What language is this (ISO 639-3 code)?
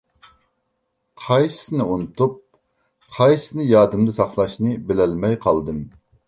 uig